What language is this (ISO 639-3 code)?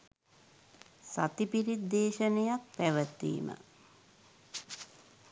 sin